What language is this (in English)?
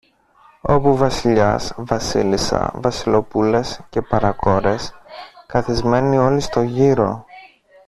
Greek